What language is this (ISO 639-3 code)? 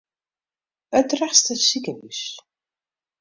fry